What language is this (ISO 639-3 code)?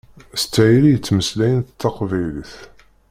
kab